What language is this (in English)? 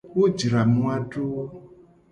Gen